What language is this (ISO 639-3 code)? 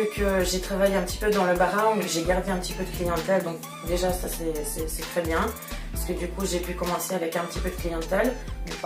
fra